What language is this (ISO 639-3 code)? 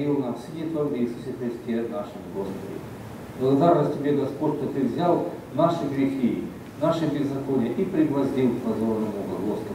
rus